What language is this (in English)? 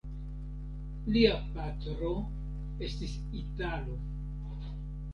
Esperanto